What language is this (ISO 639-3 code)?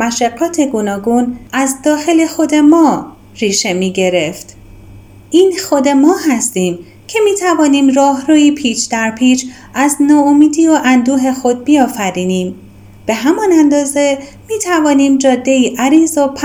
fas